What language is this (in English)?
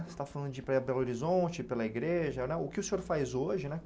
Portuguese